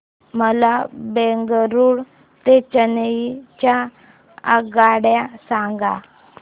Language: Marathi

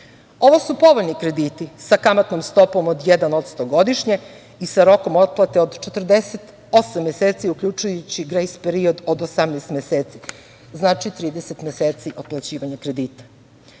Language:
Serbian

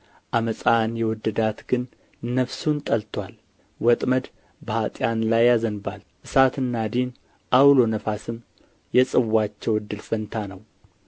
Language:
Amharic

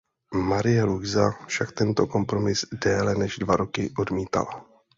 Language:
Czech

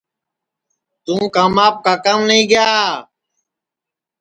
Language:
Sansi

